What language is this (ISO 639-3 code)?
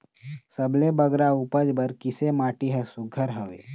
hne